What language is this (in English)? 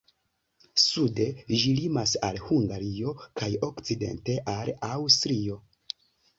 Esperanto